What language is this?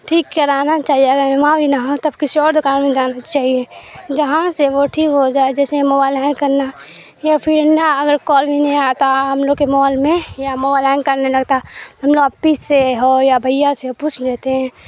Urdu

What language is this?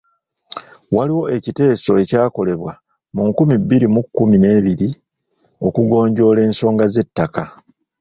Ganda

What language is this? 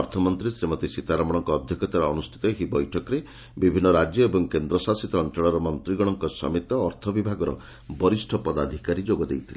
Odia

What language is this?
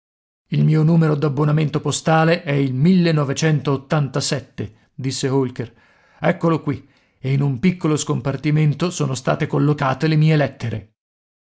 Italian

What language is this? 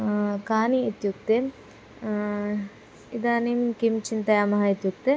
Sanskrit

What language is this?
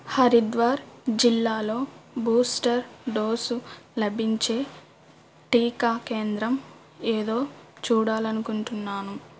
Telugu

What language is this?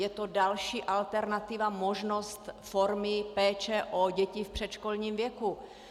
Czech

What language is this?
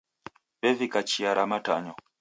Taita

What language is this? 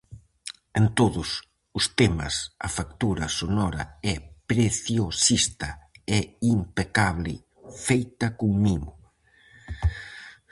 Galician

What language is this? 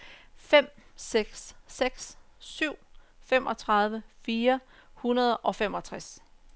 Danish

